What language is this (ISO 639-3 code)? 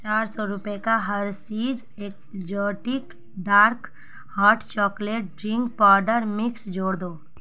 urd